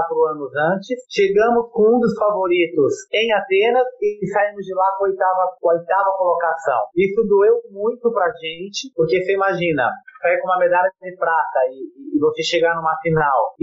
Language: Portuguese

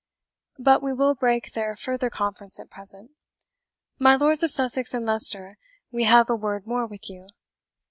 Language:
English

